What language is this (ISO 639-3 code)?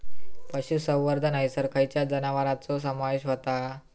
mar